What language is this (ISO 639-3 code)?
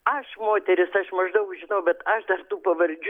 lit